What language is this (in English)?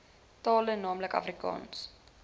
Afrikaans